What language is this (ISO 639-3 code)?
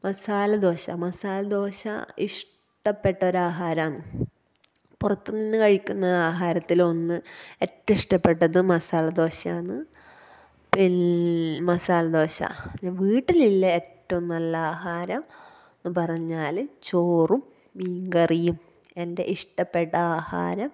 mal